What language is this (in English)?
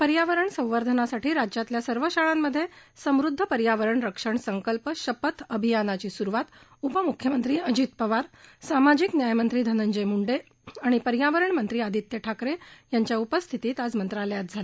Marathi